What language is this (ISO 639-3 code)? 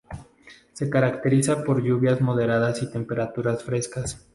spa